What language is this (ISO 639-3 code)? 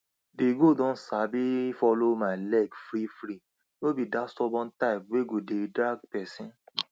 pcm